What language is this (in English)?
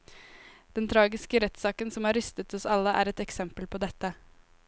Norwegian